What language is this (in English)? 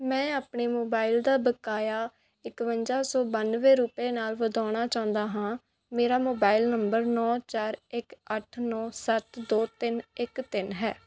Punjabi